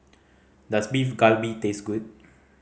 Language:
English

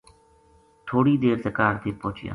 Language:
Gujari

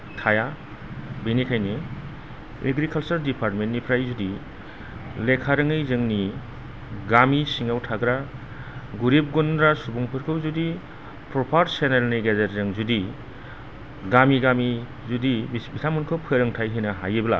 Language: Bodo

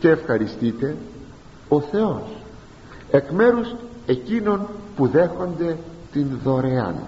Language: Greek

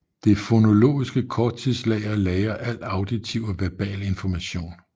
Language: Danish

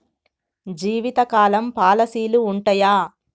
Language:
Telugu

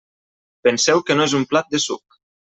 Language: Catalan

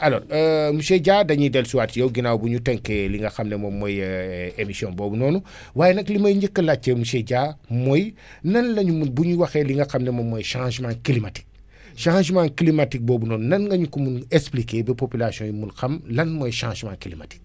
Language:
Wolof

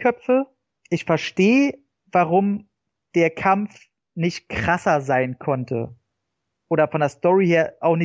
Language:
German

